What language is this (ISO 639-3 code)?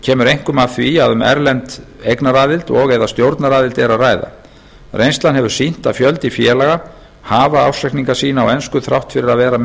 isl